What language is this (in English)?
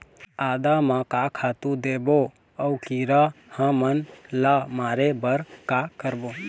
Chhattisgarhi